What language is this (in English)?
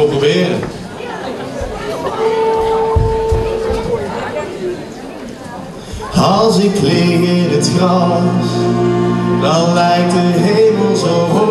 Dutch